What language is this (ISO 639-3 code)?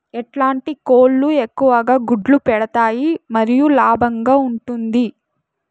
tel